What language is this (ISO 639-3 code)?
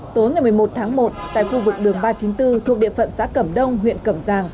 vie